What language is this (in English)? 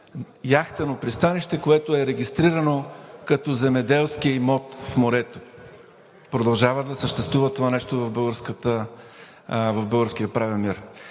Bulgarian